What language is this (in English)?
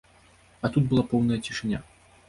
Belarusian